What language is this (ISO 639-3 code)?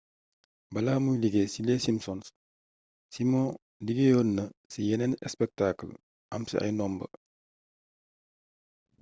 wol